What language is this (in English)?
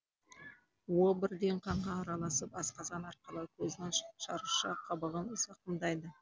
Kazakh